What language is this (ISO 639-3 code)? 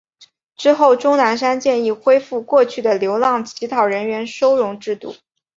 zho